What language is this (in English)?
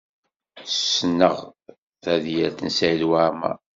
Kabyle